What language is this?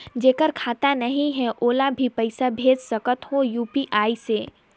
Chhattisgarhi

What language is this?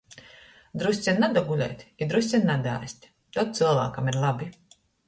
Latgalian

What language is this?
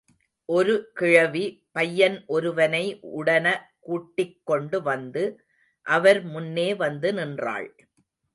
Tamil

